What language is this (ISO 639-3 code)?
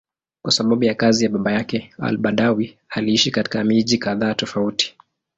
swa